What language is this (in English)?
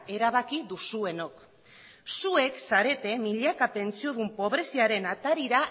Basque